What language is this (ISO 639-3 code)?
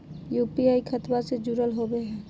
mag